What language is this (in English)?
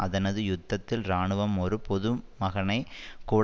Tamil